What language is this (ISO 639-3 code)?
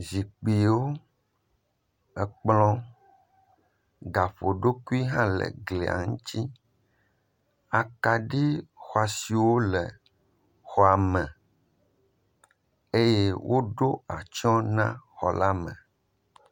ewe